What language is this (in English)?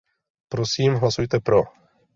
Czech